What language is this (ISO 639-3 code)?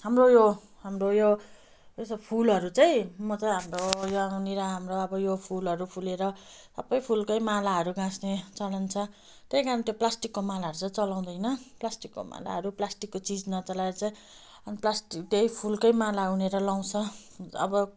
nep